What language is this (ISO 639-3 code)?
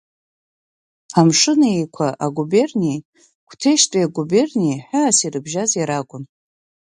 abk